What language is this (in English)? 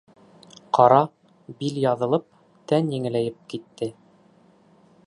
Bashkir